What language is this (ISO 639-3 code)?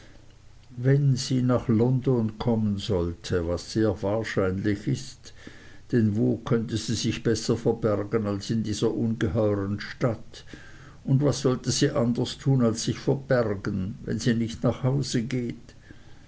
deu